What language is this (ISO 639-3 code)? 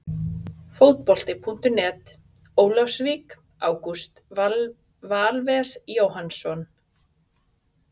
isl